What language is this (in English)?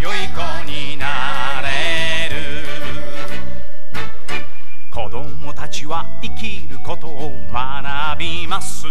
Japanese